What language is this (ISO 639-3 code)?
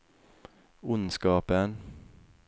nor